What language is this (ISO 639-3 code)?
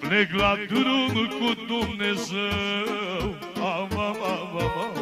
ron